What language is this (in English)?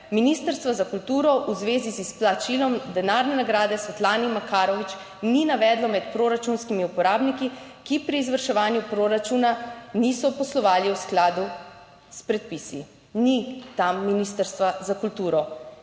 Slovenian